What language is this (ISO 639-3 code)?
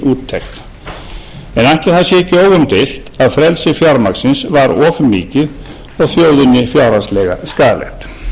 isl